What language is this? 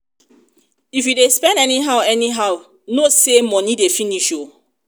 Nigerian Pidgin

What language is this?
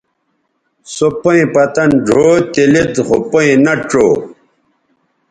Bateri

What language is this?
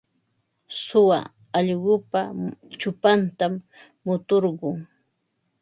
Ambo-Pasco Quechua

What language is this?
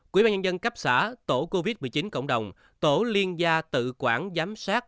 Vietnamese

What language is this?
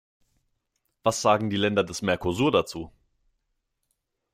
German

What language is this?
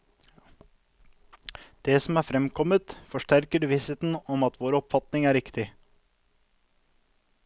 Norwegian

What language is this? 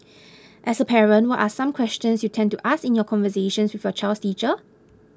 English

